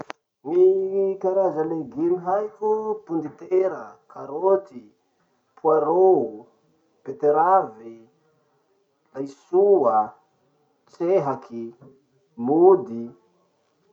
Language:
Masikoro Malagasy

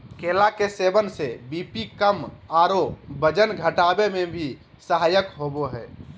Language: Magahi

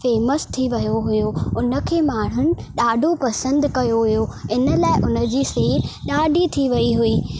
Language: Sindhi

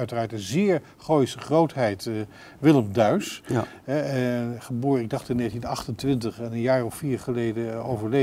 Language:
Dutch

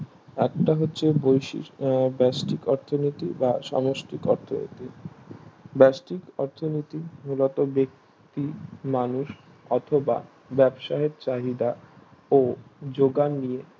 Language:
Bangla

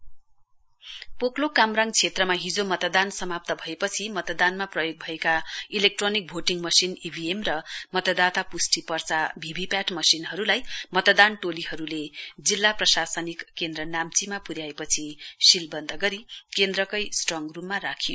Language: Nepali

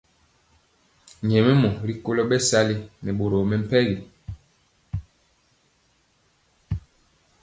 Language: Mpiemo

